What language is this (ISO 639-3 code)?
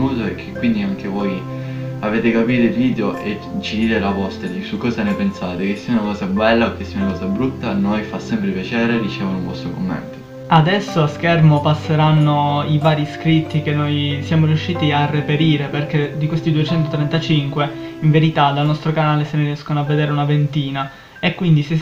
ita